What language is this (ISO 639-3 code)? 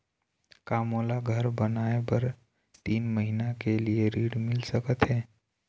hne